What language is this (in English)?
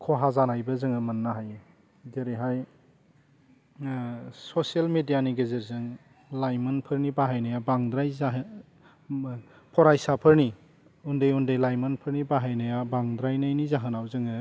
Bodo